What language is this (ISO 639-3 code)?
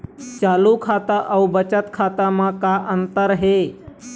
hne